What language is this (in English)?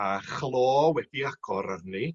Welsh